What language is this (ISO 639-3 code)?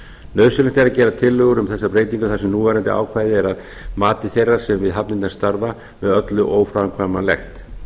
isl